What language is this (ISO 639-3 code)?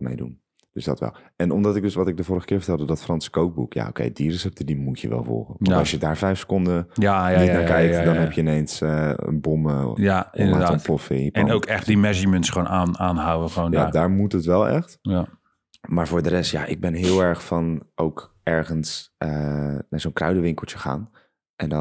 nld